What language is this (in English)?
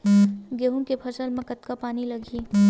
Chhattisgarhi